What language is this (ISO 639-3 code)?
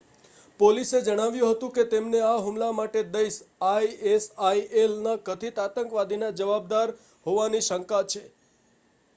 guj